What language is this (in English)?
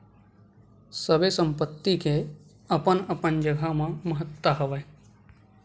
Chhattisgarhi